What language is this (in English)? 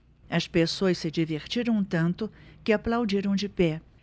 Portuguese